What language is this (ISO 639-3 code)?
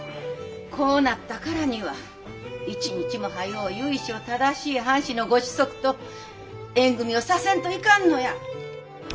jpn